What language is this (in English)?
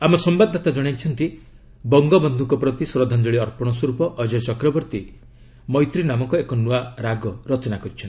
Odia